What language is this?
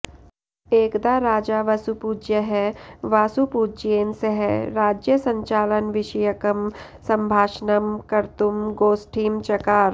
Sanskrit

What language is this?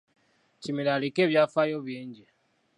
Ganda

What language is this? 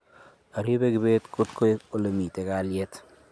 Kalenjin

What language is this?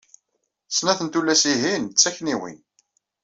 Kabyle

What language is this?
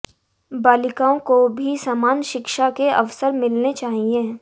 Hindi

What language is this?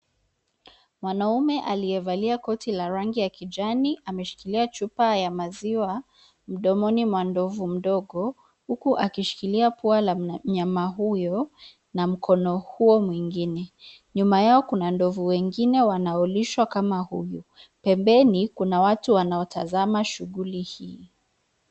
Swahili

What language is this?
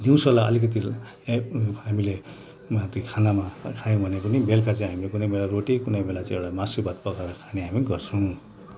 Nepali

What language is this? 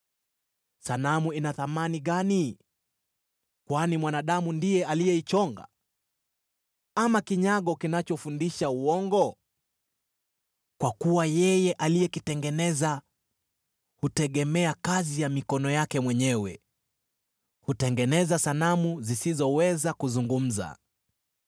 Swahili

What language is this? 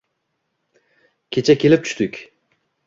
Uzbek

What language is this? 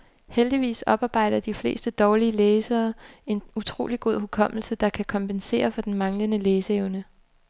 Danish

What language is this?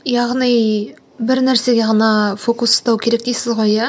Kazakh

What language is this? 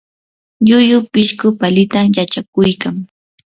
Yanahuanca Pasco Quechua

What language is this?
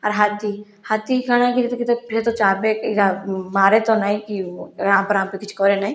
Odia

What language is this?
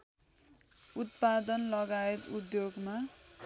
Nepali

